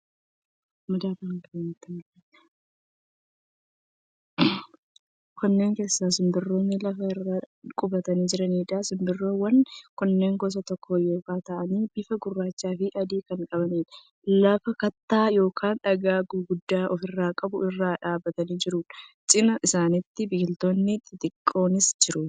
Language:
Oromo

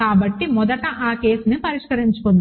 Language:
Telugu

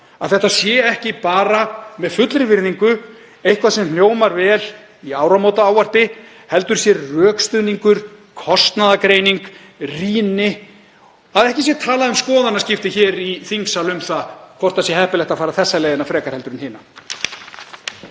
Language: Icelandic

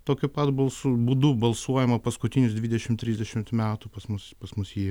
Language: Lithuanian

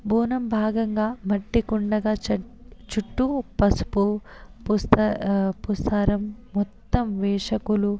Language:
Telugu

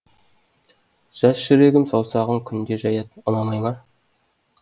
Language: Kazakh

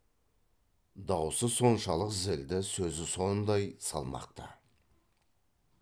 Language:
Kazakh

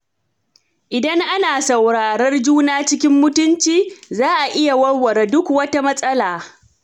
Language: Hausa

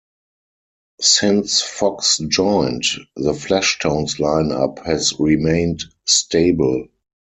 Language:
English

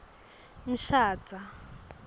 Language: Swati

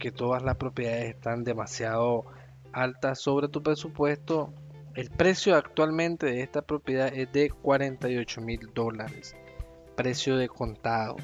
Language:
Spanish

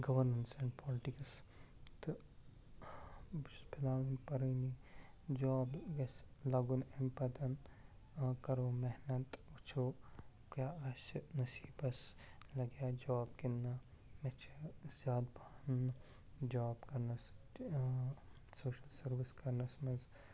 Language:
Kashmiri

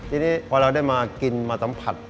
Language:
Thai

